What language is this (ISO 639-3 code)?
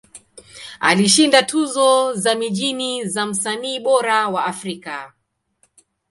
swa